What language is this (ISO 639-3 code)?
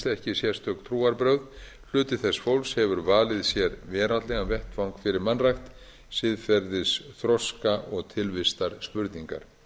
isl